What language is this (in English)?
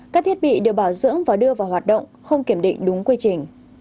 Vietnamese